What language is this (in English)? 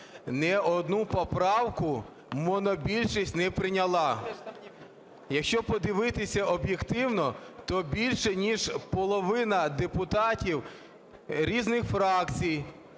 Ukrainian